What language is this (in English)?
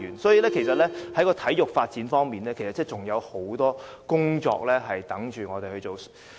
Cantonese